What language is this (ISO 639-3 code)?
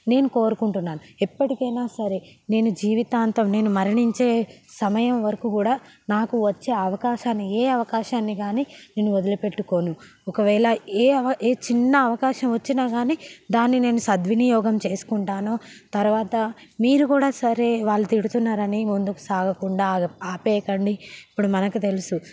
tel